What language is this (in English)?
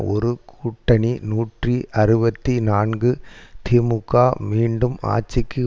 Tamil